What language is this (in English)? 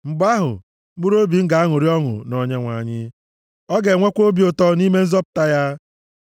Igbo